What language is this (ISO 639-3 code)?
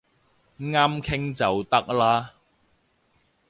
yue